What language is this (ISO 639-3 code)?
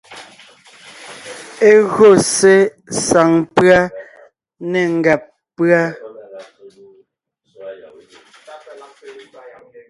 nnh